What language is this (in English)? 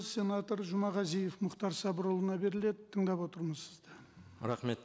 Kazakh